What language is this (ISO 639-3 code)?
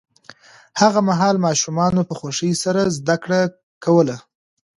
pus